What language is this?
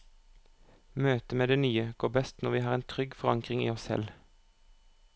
Norwegian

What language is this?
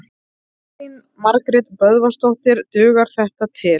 Icelandic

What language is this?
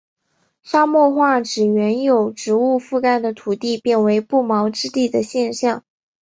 Chinese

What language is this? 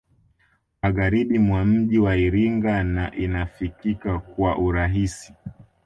Swahili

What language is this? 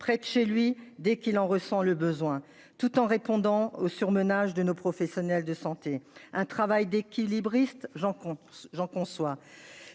French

